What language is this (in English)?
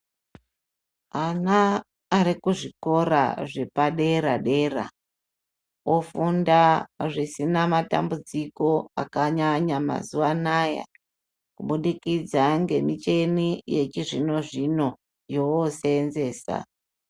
Ndau